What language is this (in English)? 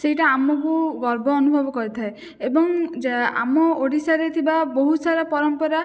Odia